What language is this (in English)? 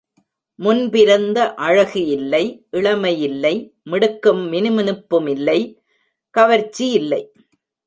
Tamil